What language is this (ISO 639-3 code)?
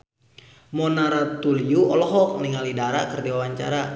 sun